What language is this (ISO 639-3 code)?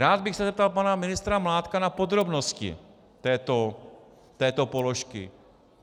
ces